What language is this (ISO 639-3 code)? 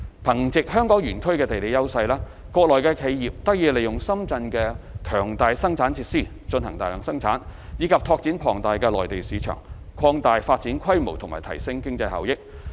yue